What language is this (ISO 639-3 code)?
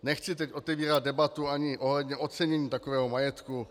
ces